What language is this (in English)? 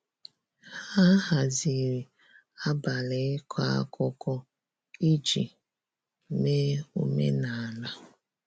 Igbo